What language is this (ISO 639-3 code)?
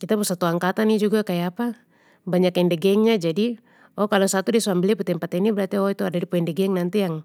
pmy